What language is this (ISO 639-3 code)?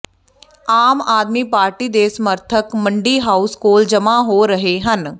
pan